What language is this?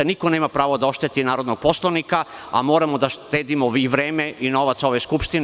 Serbian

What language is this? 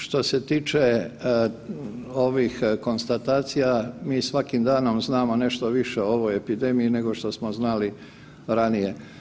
Croatian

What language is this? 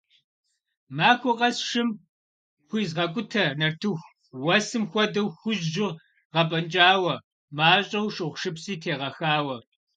Kabardian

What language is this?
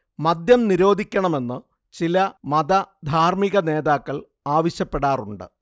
Malayalam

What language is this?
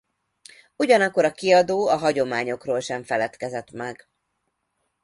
Hungarian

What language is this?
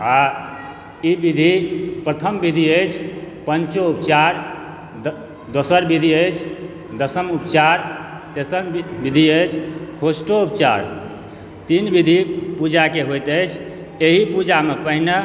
Maithili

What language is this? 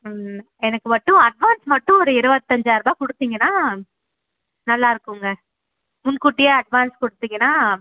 Tamil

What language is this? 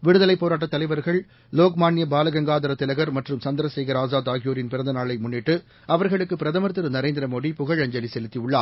Tamil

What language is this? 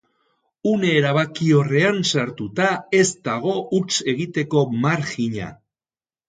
Basque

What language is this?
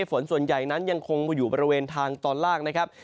Thai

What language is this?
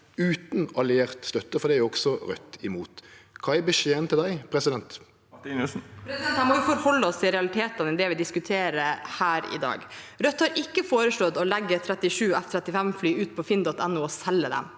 Norwegian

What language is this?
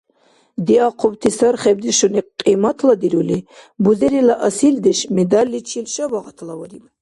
Dargwa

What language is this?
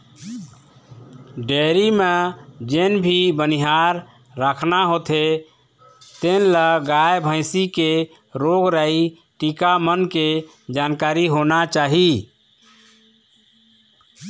Chhattisgarhi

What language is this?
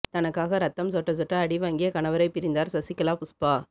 Tamil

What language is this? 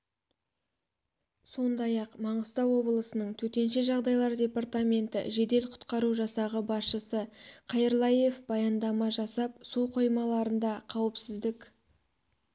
Kazakh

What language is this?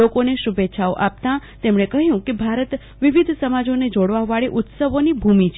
Gujarati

